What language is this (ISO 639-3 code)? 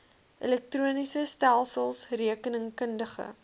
afr